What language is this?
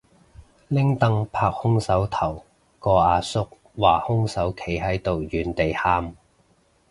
Cantonese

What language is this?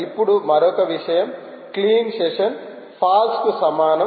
Telugu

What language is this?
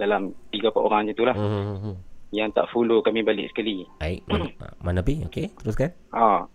Malay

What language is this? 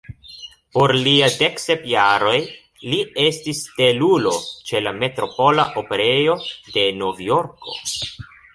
Esperanto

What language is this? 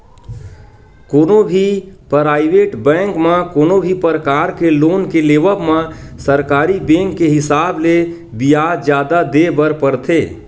Chhattisgarhi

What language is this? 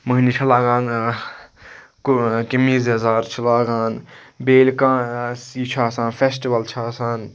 Kashmiri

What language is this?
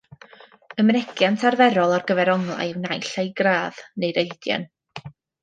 Welsh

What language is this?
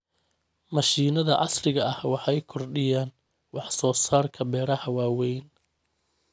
Somali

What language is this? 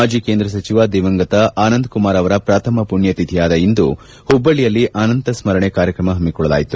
Kannada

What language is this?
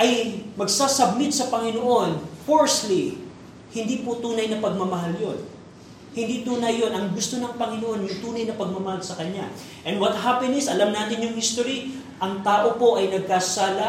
Filipino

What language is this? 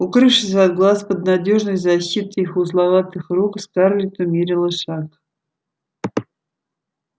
Russian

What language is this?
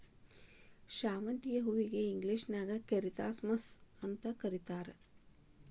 Kannada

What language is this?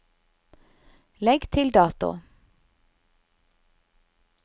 Norwegian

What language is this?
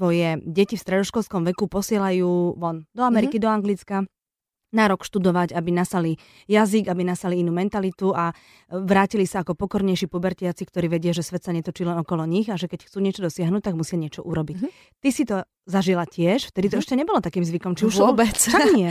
Slovak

